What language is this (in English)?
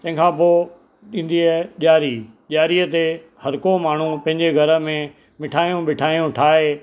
Sindhi